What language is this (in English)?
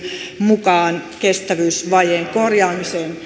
Finnish